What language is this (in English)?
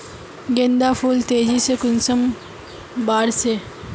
Magahi